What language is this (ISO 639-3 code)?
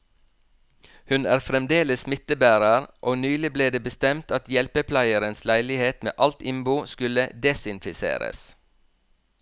nor